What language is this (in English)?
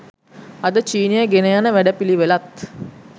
Sinhala